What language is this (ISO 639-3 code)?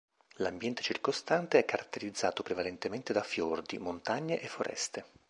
ita